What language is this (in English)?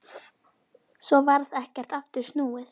Icelandic